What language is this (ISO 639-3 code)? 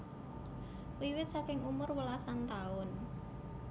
jav